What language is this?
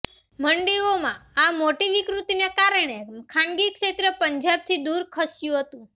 Gujarati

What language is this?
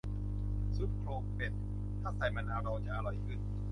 Thai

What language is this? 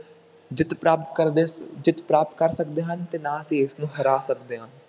Punjabi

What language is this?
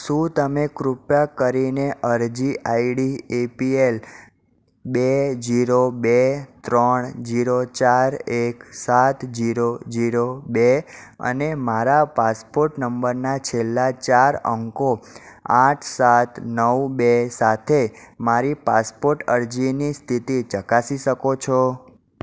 Gujarati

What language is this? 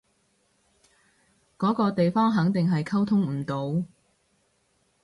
Cantonese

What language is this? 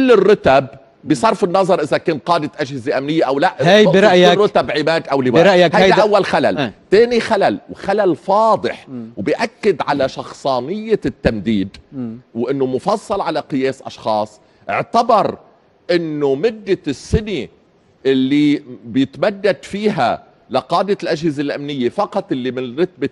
Arabic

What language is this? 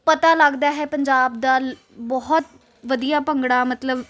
Punjabi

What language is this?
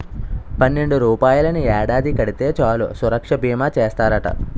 Telugu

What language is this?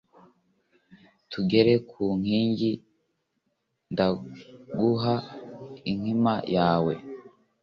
Kinyarwanda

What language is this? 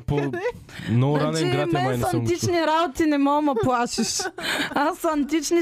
Bulgarian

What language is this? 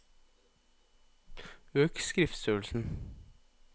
Norwegian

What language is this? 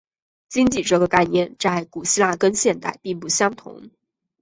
Chinese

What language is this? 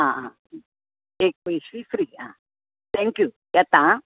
Konkani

